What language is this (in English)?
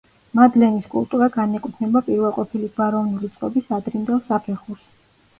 Georgian